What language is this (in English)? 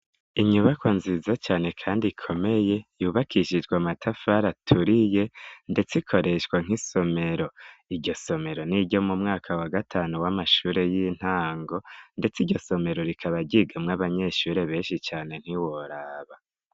Rundi